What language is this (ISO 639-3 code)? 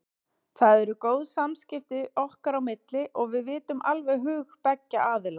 isl